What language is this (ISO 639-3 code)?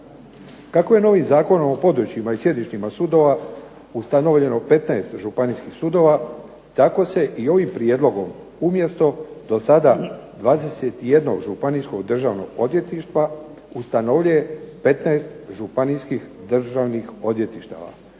hrv